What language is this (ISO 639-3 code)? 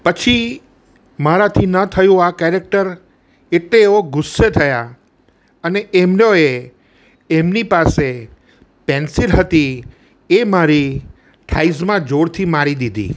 guj